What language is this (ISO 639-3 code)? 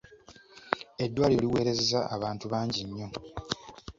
lug